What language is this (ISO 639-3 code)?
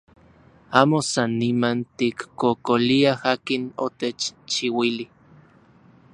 ncx